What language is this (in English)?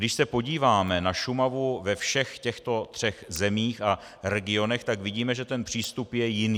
Czech